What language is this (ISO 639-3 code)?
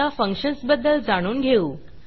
mar